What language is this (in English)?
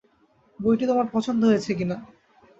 Bangla